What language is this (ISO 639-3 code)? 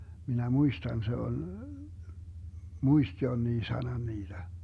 fin